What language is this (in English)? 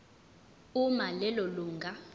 Zulu